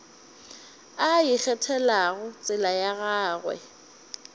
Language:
Northern Sotho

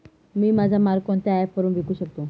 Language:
Marathi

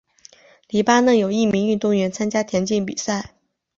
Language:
Chinese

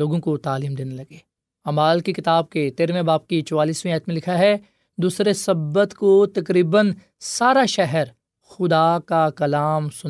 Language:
Urdu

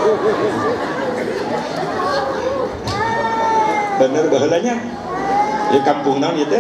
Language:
Indonesian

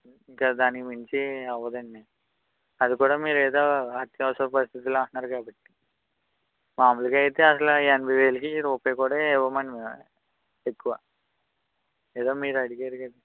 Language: Telugu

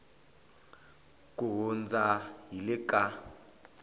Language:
Tsonga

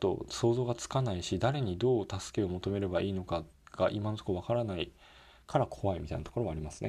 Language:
Japanese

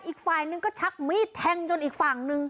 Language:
Thai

